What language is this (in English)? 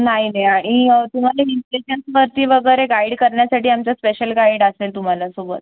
Marathi